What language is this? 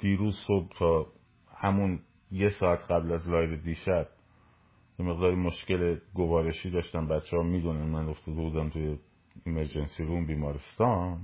Persian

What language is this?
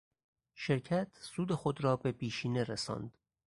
Persian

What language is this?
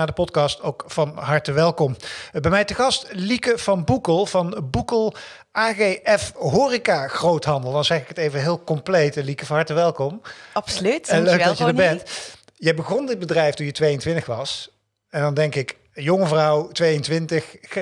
Dutch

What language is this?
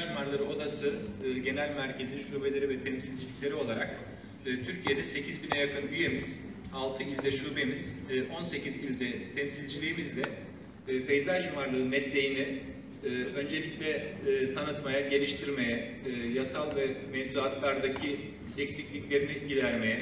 Turkish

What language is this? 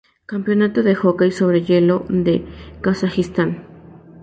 Spanish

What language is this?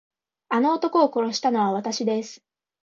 Japanese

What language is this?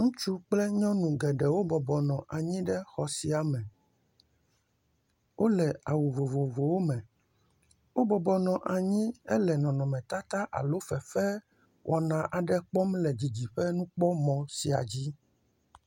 Ewe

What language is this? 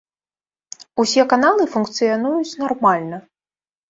Belarusian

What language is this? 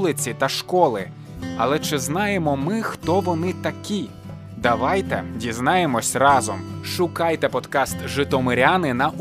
Ukrainian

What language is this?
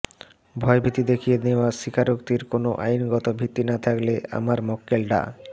Bangla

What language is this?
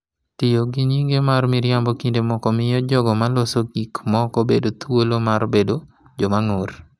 Luo (Kenya and Tanzania)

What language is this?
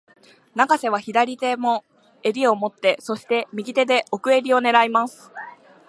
Japanese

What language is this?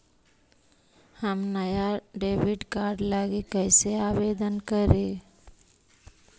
Magahi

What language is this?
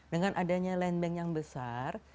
Indonesian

